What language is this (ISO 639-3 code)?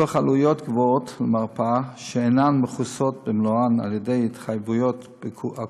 heb